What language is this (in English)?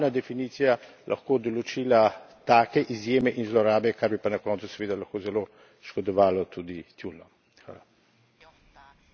Slovenian